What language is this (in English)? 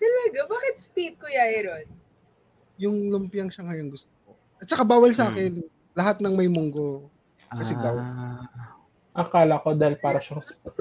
Filipino